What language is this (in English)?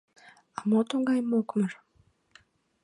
Mari